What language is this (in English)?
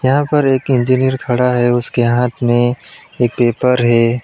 Hindi